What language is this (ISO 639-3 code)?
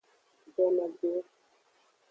ajg